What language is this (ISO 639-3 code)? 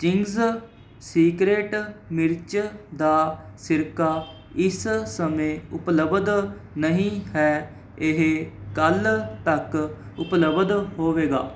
pan